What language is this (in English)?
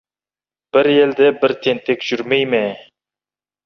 Kazakh